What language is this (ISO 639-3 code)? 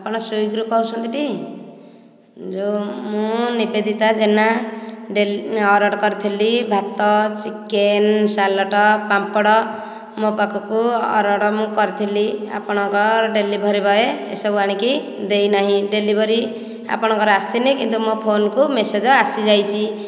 ori